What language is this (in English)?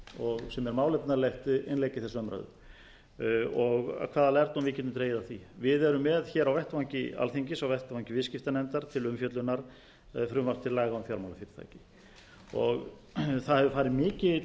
Icelandic